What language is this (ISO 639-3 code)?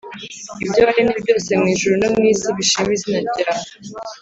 kin